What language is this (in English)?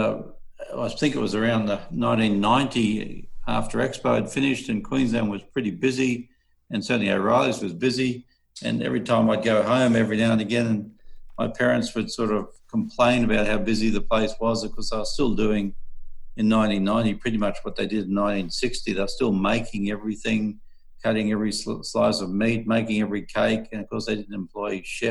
English